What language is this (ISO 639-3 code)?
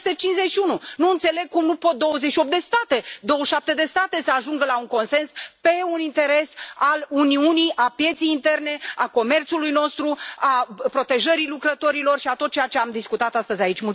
ron